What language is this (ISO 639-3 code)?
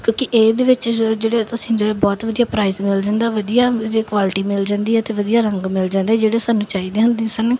pan